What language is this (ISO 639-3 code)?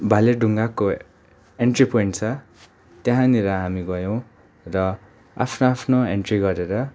nep